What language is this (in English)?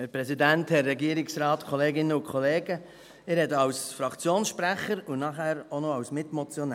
Swiss German